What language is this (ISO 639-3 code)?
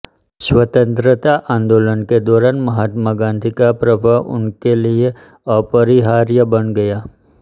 hin